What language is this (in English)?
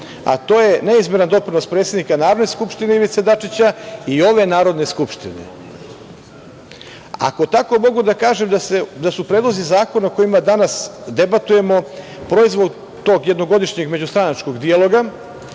Serbian